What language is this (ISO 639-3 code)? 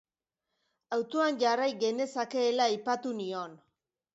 eus